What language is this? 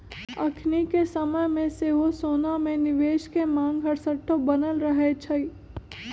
Magahi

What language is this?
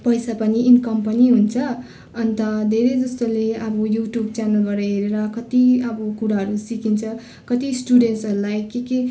Nepali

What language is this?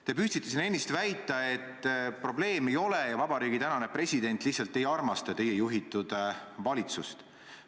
Estonian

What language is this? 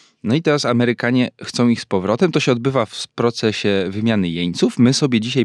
Polish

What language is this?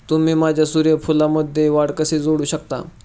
Marathi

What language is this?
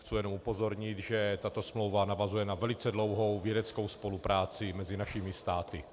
Czech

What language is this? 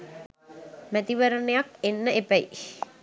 Sinhala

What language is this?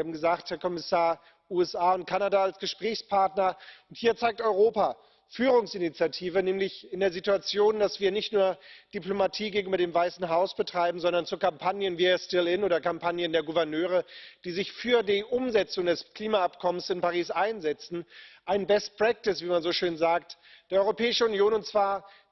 German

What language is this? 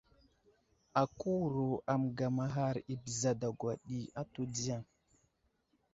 Wuzlam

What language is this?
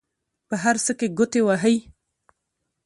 Pashto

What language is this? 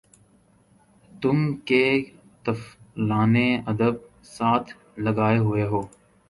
Urdu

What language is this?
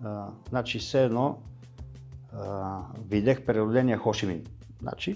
Bulgarian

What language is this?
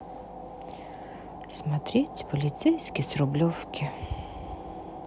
Russian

